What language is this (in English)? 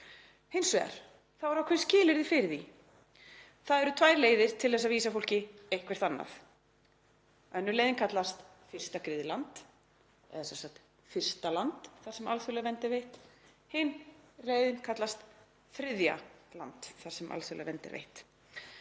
Icelandic